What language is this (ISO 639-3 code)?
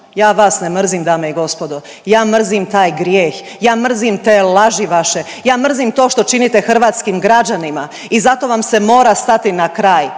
hrv